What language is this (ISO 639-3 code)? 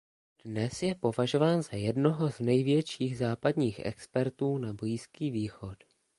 ces